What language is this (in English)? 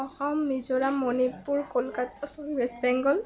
Assamese